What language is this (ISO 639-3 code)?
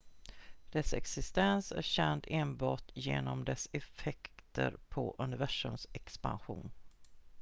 swe